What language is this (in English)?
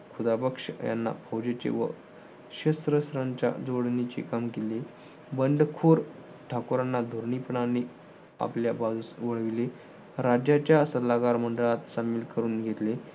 Marathi